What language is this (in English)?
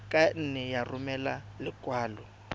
Tswana